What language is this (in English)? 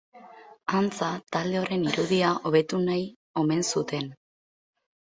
Basque